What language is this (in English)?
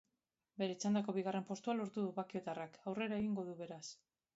Basque